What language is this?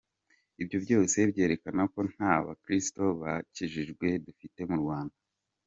Kinyarwanda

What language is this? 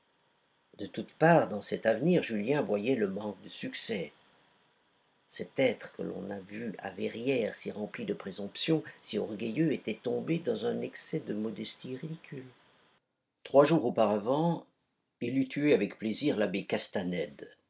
French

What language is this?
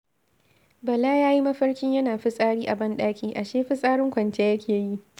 Hausa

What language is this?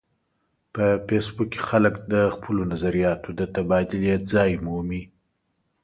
Pashto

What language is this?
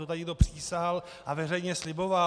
Czech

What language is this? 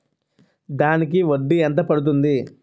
Telugu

